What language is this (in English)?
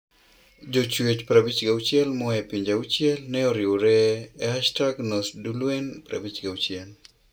Luo (Kenya and Tanzania)